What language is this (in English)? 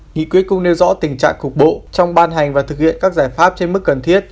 Vietnamese